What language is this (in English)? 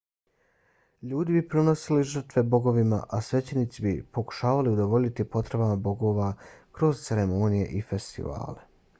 Bosnian